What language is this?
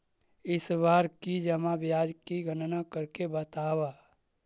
Magahi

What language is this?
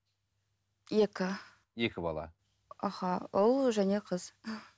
Kazakh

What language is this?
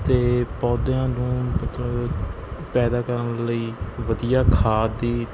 Punjabi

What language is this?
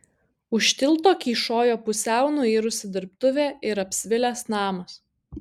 Lithuanian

